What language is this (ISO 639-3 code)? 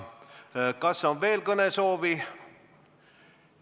est